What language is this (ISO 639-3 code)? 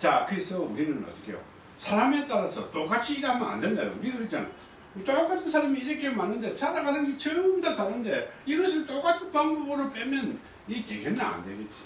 kor